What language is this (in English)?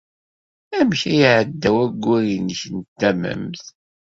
Kabyle